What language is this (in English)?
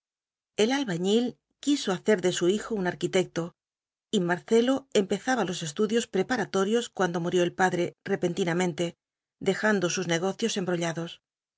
Spanish